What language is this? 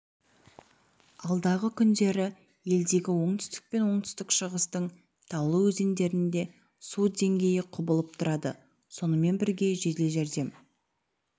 Kazakh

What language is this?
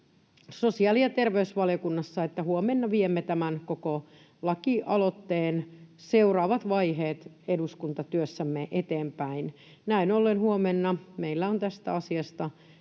Finnish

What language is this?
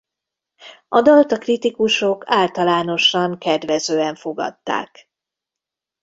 Hungarian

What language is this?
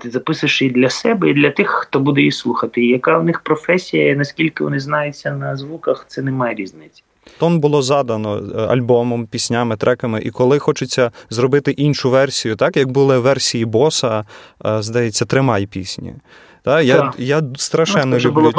Ukrainian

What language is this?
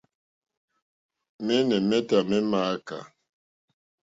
Mokpwe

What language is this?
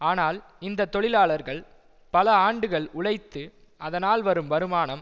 Tamil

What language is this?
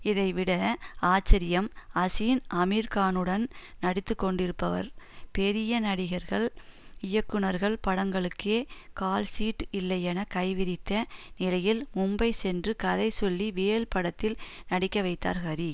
Tamil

